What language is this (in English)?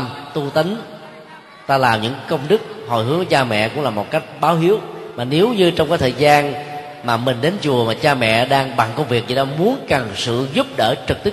Vietnamese